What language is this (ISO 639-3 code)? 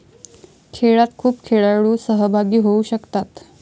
mar